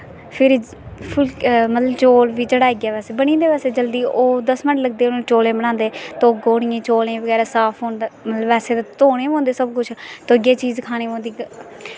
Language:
Dogri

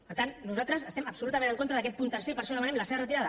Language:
Catalan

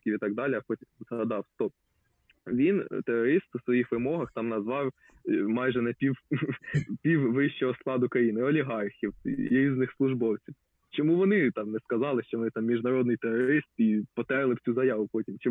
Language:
Ukrainian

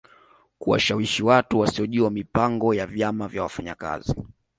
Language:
Swahili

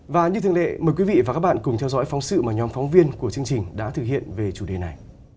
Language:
Vietnamese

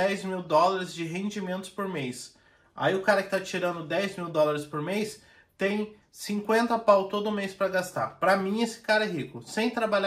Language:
Portuguese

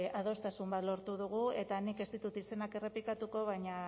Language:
Basque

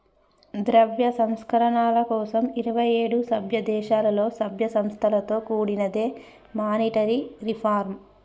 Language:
Telugu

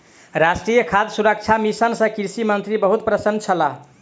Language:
Maithili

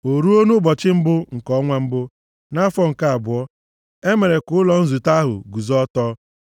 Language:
Igbo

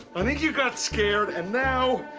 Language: English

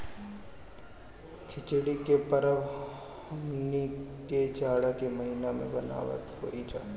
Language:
Bhojpuri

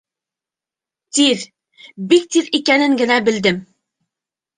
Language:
Bashkir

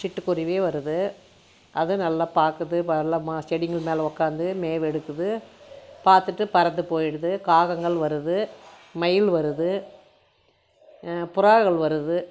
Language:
Tamil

